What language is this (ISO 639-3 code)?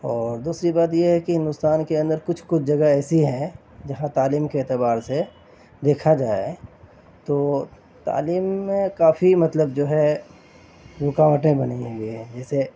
urd